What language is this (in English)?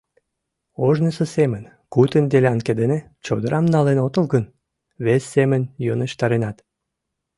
Mari